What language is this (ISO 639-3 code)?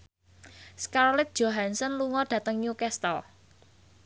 jav